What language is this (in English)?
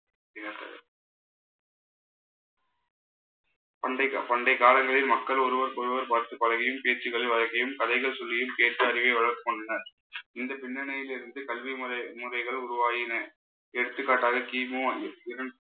Tamil